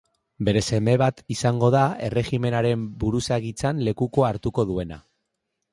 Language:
Basque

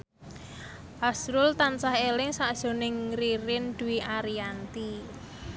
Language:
Javanese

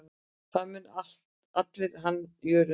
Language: Icelandic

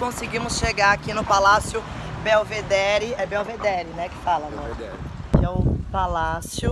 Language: Portuguese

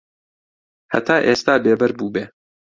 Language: Central Kurdish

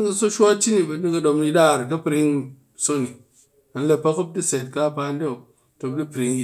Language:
Cakfem-Mushere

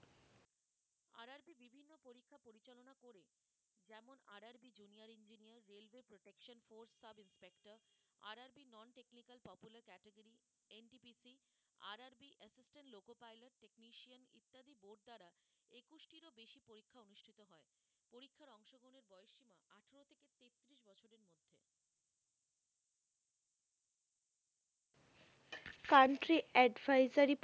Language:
Bangla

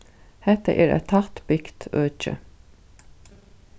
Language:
Faroese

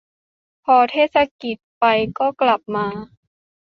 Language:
Thai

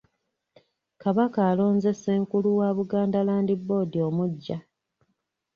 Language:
Ganda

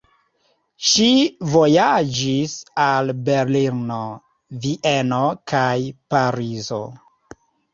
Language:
Esperanto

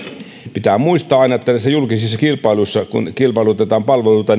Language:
Finnish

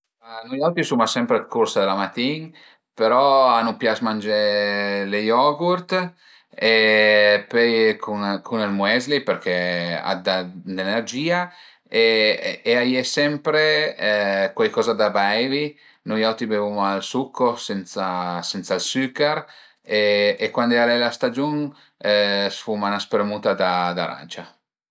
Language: Piedmontese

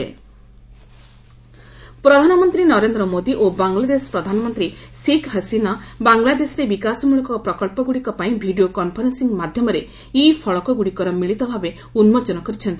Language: Odia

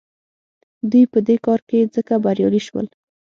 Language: Pashto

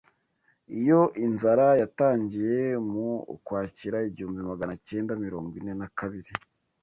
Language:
Kinyarwanda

